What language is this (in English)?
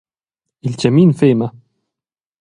Romansh